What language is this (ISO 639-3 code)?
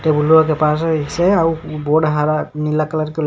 mag